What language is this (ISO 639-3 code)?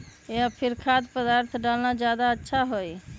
mag